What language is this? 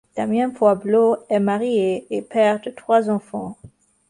French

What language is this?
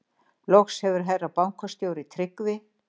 Icelandic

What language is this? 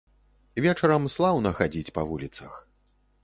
Belarusian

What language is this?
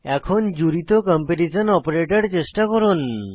Bangla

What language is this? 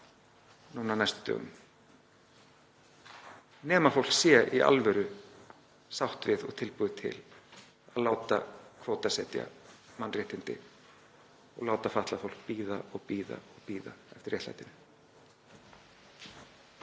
Icelandic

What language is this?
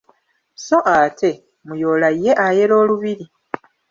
Ganda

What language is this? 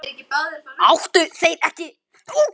Icelandic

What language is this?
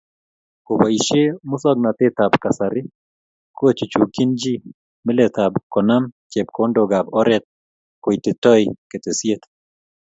Kalenjin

